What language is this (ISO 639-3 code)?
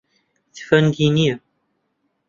ckb